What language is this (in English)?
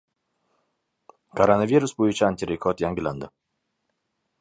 Uzbek